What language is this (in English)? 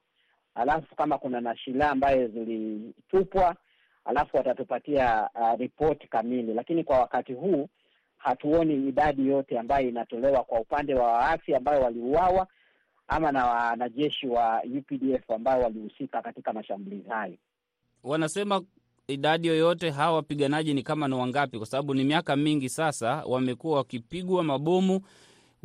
Swahili